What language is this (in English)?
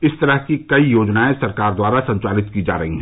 Hindi